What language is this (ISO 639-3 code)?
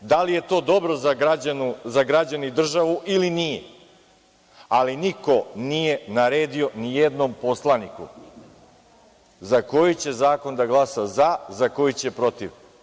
srp